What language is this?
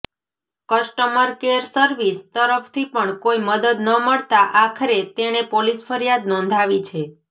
Gujarati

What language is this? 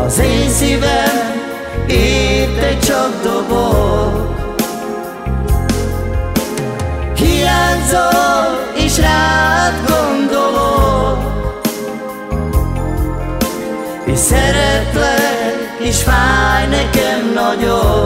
Hungarian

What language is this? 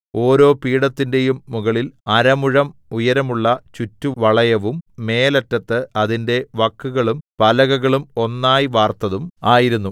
Malayalam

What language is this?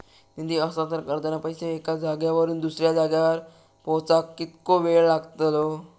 Marathi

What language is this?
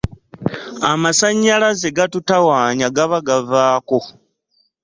Ganda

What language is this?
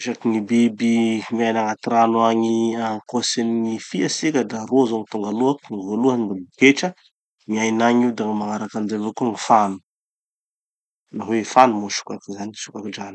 Tanosy Malagasy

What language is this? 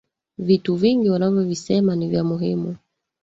Swahili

